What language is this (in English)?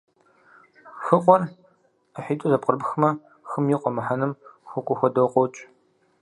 Kabardian